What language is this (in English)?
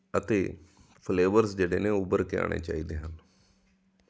Punjabi